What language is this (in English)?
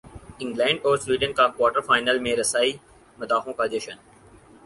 Urdu